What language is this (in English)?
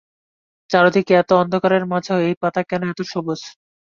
Bangla